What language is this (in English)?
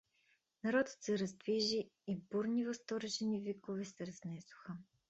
Bulgarian